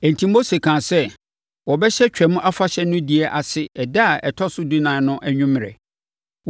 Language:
Akan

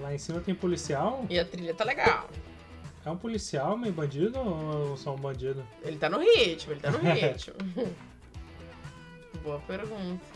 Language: Portuguese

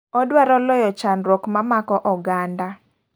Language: Luo (Kenya and Tanzania)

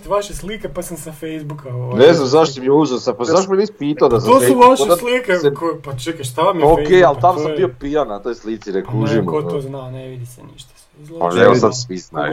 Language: Croatian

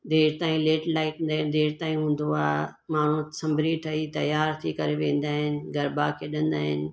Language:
Sindhi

